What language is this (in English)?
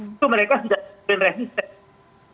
Indonesian